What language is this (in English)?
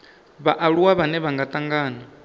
Venda